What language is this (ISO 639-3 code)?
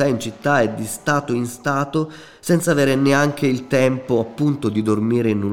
ita